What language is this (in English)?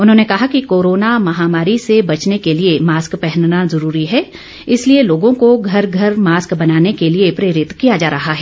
Hindi